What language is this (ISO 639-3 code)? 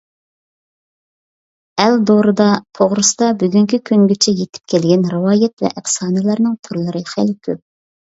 uig